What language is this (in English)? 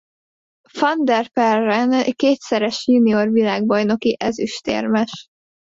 Hungarian